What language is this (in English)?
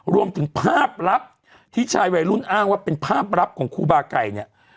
Thai